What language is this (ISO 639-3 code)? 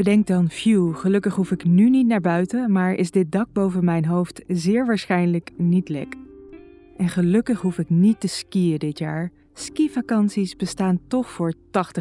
nld